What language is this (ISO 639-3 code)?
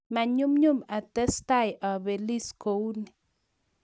kln